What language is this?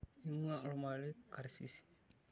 Masai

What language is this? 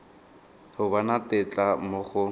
Tswana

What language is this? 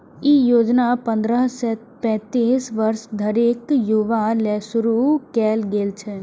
Maithili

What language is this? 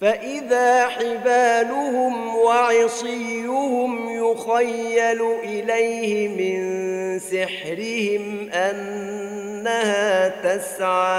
Arabic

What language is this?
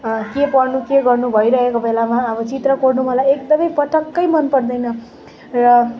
Nepali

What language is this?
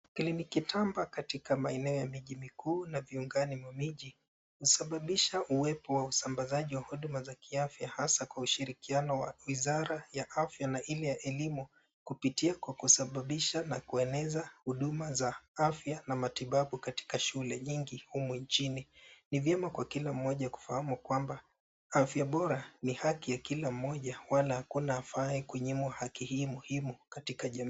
Swahili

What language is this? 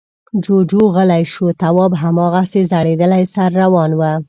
Pashto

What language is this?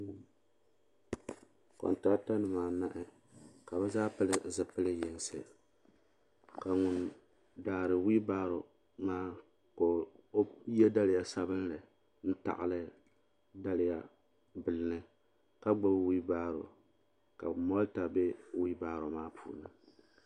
Dagbani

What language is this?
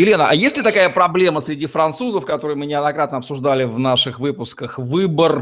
Russian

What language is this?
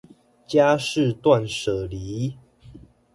Chinese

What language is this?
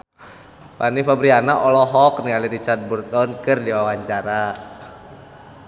Sundanese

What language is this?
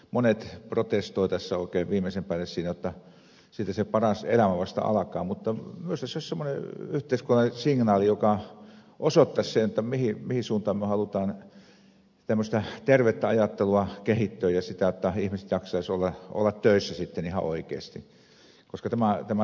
Finnish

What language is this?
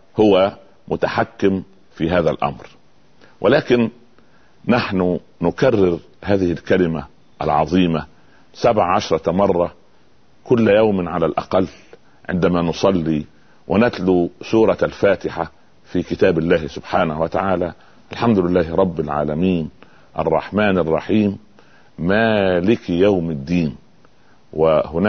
Arabic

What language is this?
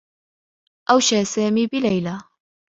Arabic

